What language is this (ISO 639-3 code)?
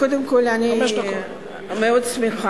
heb